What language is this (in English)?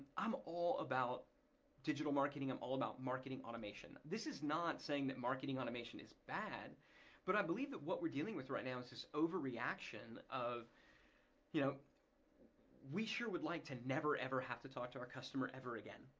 English